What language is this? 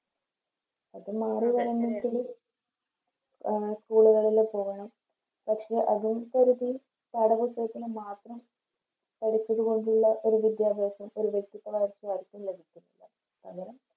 Malayalam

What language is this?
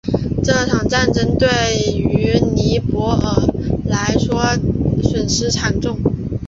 Chinese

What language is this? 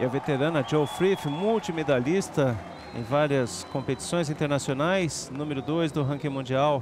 Portuguese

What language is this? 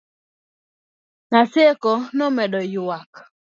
Luo (Kenya and Tanzania)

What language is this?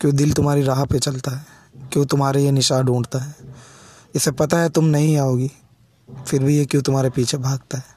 Hindi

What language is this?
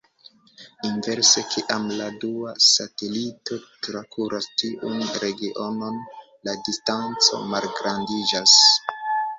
Esperanto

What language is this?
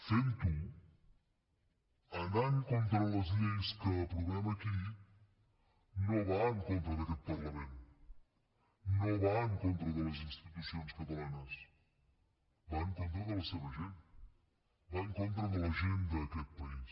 Catalan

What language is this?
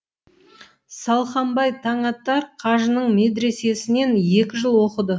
Kazakh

